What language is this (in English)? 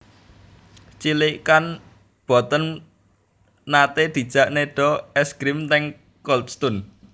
Javanese